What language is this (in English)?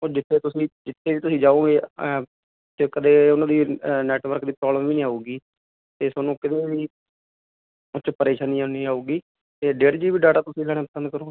Punjabi